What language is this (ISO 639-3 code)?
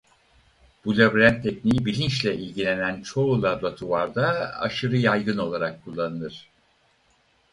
tur